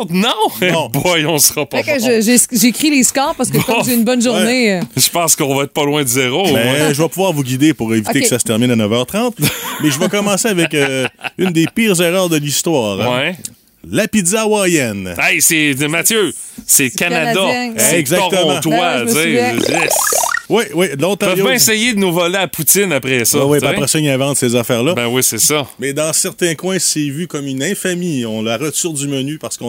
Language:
French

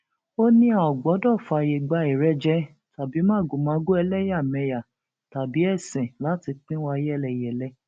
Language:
Yoruba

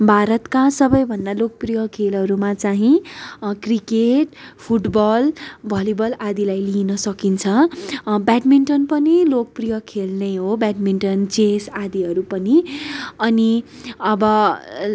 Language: Nepali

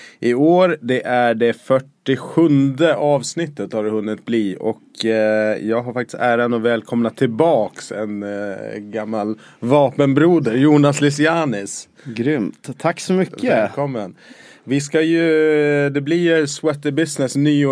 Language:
Swedish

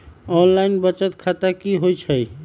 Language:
Magahi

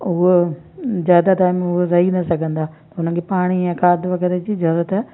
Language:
Sindhi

